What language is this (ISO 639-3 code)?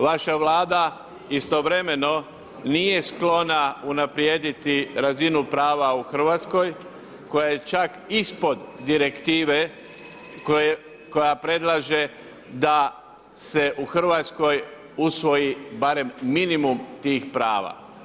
hrv